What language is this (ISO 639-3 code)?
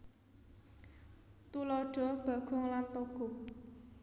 jav